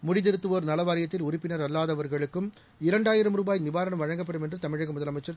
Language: Tamil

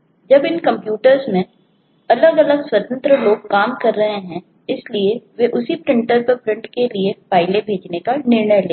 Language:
Hindi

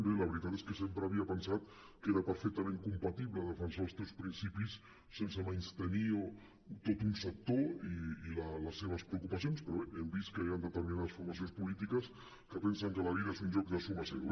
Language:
Catalan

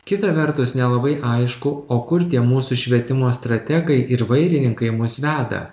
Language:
Lithuanian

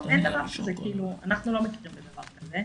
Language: Hebrew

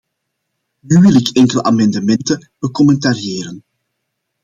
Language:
Dutch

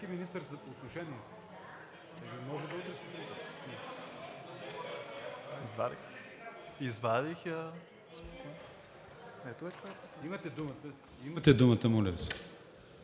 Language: Bulgarian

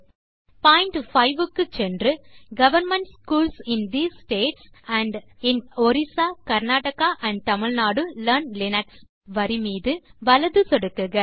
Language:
Tamil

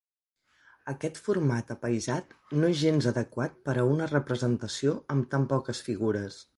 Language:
Catalan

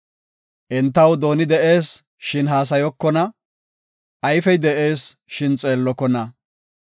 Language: Gofa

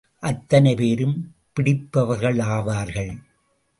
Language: Tamil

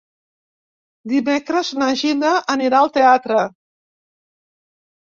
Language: Catalan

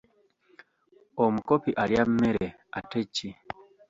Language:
Ganda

